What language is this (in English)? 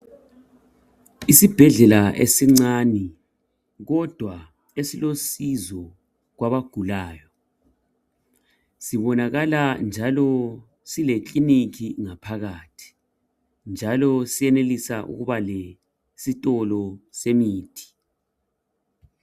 North Ndebele